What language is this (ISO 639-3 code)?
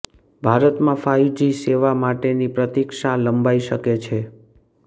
guj